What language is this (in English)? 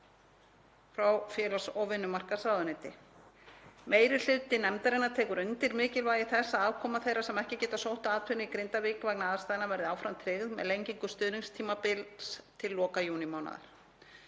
Icelandic